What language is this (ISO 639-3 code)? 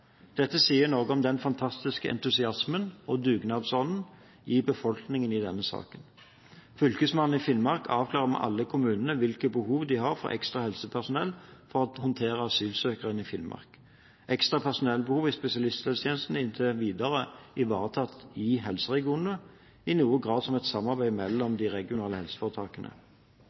nob